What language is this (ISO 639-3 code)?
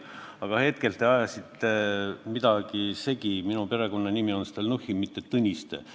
est